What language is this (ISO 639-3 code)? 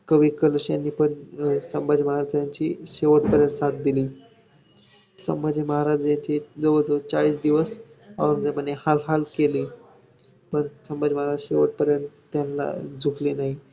mar